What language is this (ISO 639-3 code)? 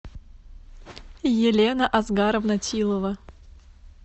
rus